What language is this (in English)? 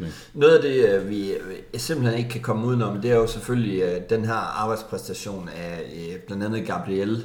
Danish